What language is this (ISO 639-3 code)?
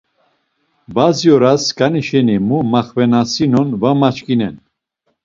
lzz